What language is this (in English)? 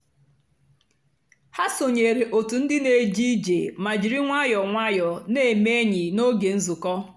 Igbo